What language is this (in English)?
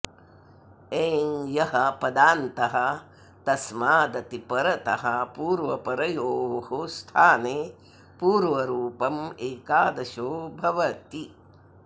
Sanskrit